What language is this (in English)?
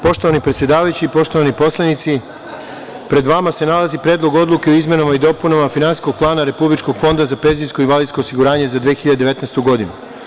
Serbian